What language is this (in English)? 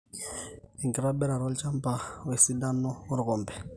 Masai